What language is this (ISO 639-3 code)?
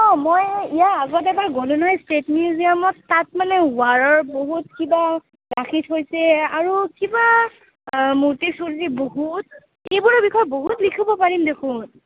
asm